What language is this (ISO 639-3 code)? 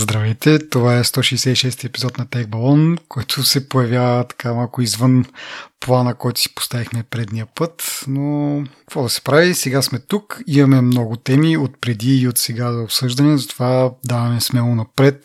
bul